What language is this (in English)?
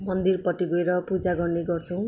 Nepali